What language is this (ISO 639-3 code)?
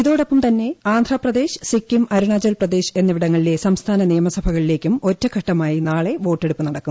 mal